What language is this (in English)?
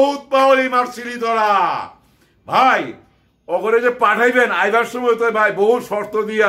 Turkish